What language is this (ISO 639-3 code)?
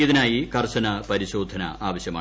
mal